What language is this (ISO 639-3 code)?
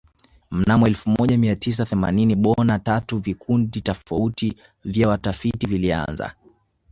swa